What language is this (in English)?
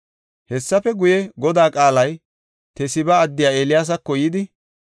Gofa